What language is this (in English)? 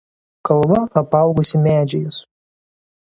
Lithuanian